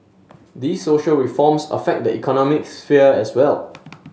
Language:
English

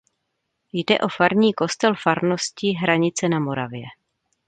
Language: Czech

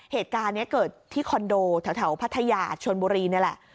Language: Thai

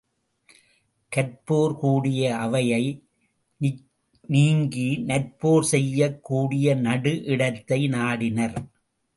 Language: Tamil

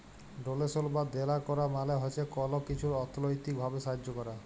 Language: Bangla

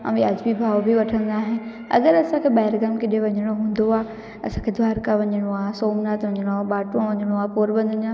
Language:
Sindhi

